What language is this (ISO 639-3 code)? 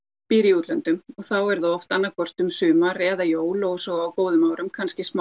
isl